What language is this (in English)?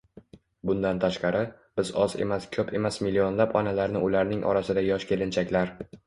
Uzbek